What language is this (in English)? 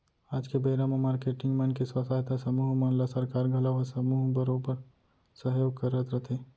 Chhattisgarhi